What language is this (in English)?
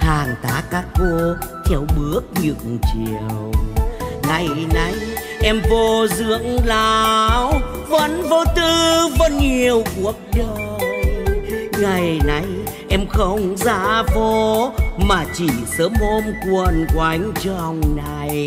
Vietnamese